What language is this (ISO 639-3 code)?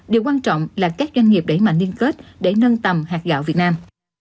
vie